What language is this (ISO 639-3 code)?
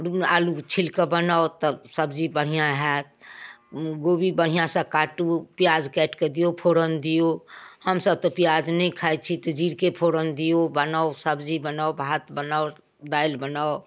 mai